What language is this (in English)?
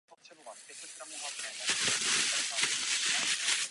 Czech